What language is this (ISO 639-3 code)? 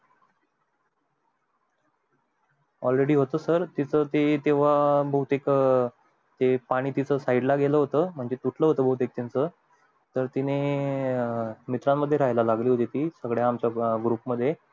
mar